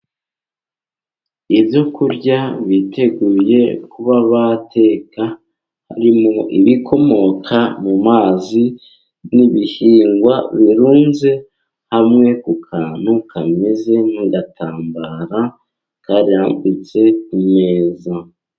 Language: Kinyarwanda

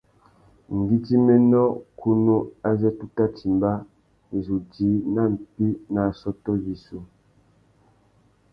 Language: Tuki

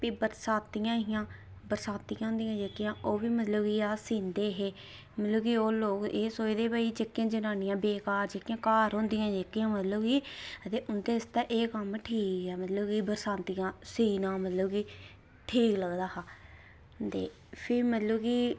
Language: Dogri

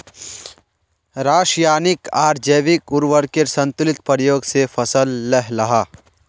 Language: Magahi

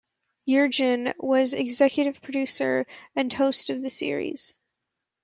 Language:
English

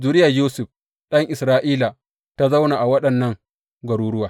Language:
Hausa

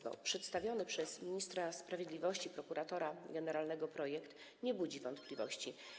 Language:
Polish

